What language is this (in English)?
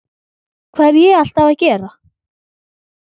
Icelandic